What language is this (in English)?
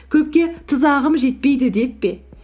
Kazakh